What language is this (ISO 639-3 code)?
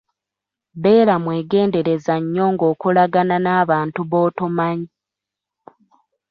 lug